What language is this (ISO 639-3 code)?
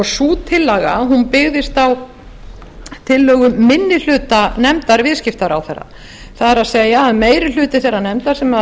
isl